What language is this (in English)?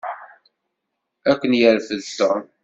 Kabyle